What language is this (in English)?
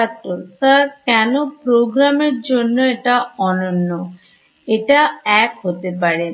Bangla